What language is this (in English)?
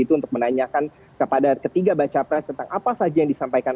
Indonesian